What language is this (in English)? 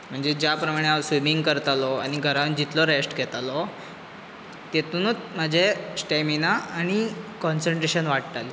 Konkani